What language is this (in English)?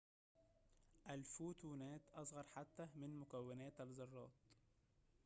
Arabic